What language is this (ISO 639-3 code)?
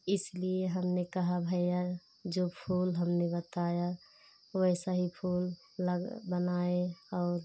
hin